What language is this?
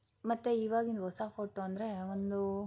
Kannada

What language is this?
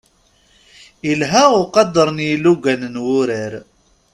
Kabyle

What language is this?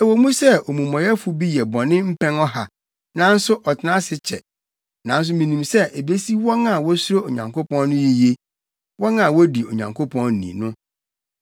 Akan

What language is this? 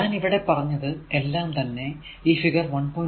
Malayalam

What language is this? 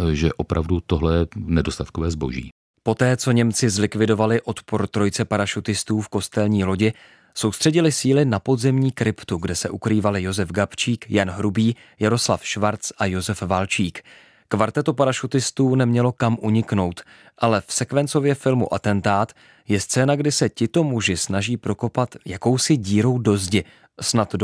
Czech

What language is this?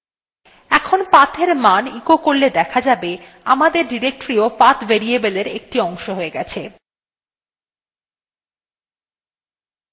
Bangla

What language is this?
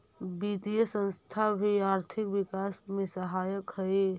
Magahi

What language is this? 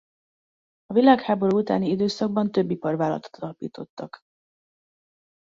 Hungarian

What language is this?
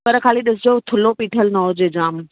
Sindhi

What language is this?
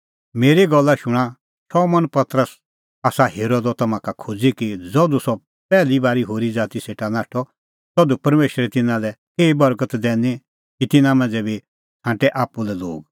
Kullu Pahari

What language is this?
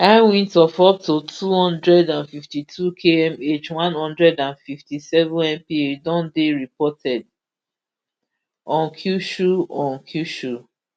Nigerian Pidgin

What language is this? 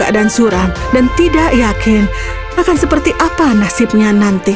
Indonesian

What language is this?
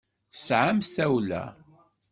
Kabyle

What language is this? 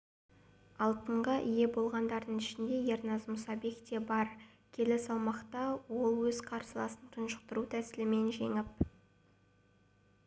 Kazakh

